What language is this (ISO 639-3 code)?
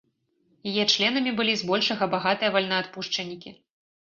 bel